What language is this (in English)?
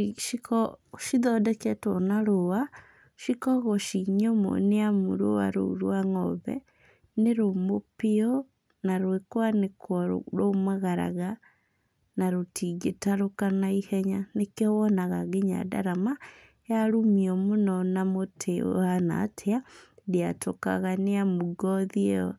Kikuyu